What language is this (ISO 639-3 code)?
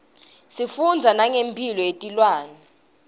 ssw